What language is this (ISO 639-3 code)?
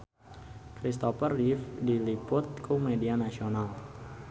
sun